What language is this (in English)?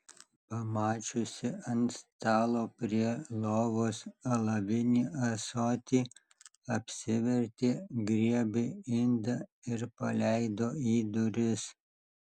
Lithuanian